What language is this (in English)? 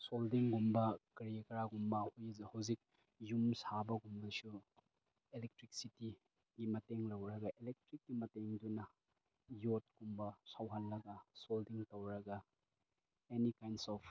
Manipuri